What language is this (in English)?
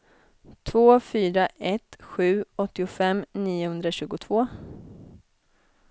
Swedish